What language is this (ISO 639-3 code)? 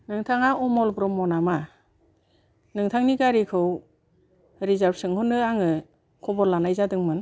brx